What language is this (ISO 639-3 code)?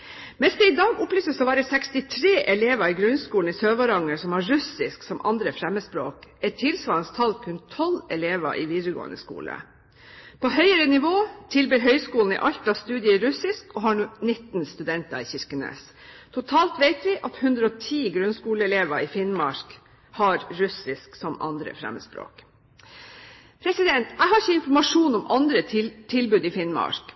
nob